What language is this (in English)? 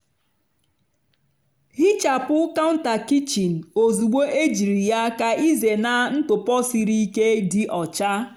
Igbo